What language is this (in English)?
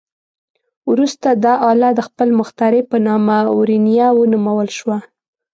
Pashto